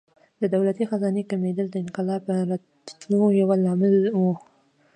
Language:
Pashto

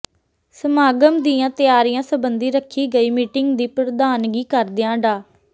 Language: Punjabi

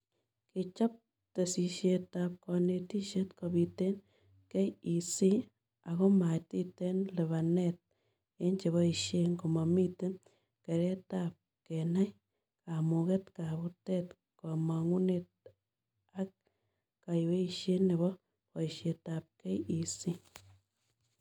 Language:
Kalenjin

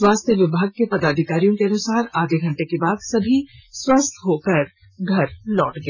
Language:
Hindi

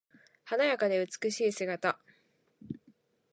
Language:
Japanese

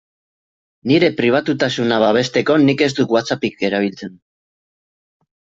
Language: Basque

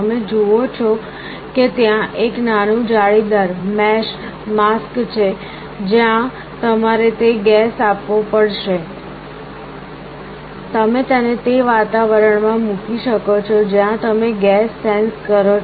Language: Gujarati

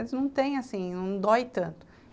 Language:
Portuguese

